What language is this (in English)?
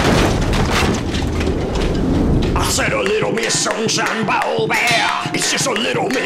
English